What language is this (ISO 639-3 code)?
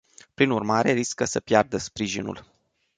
ron